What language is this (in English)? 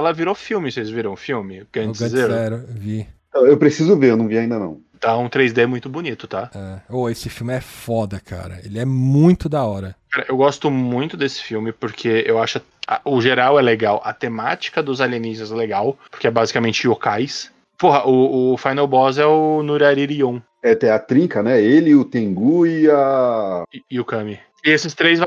Portuguese